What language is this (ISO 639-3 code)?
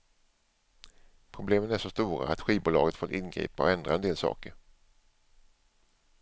swe